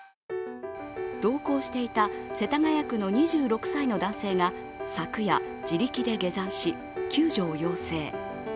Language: Japanese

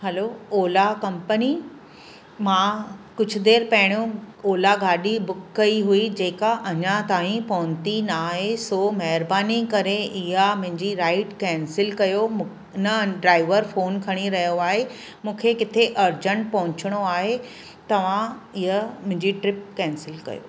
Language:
Sindhi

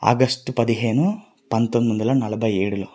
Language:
Telugu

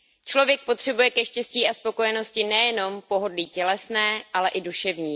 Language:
Czech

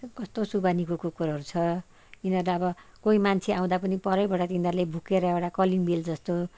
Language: Nepali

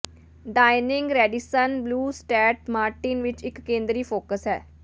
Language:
Punjabi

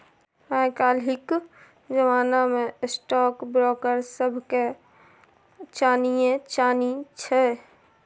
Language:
Maithili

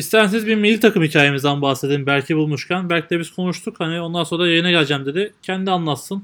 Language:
Turkish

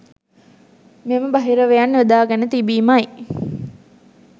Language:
Sinhala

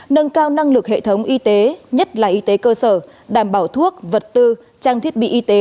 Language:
Vietnamese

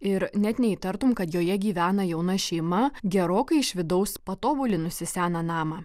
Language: Lithuanian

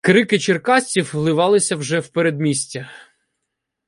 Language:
Ukrainian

